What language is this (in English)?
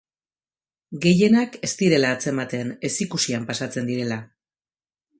Basque